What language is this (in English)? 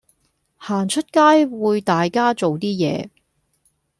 Cantonese